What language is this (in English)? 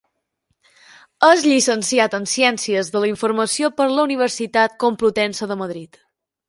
Catalan